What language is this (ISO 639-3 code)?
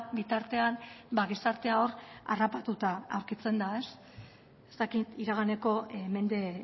eus